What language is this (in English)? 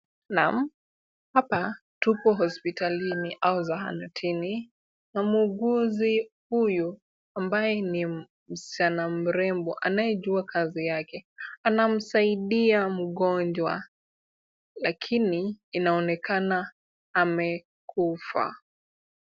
Swahili